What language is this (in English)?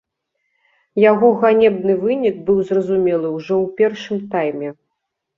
Belarusian